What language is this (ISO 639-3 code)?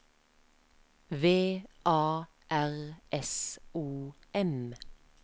nor